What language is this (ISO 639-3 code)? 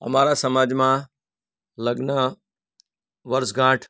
guj